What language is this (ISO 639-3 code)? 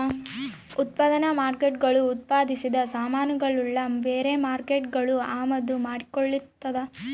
kan